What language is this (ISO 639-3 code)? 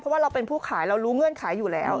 tha